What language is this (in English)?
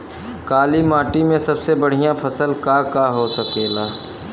Bhojpuri